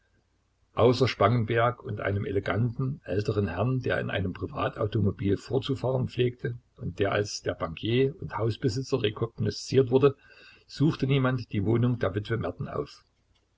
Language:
German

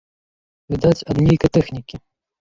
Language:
Belarusian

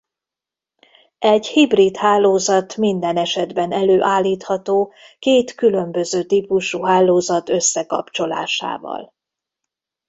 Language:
Hungarian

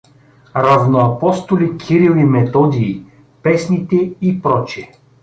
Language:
Bulgarian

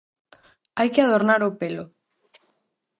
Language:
Galician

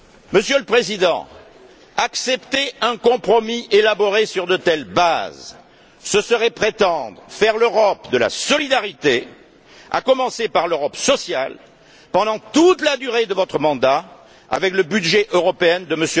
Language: French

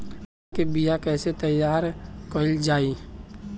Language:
Bhojpuri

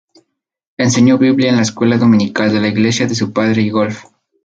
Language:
Spanish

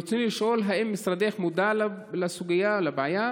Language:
Hebrew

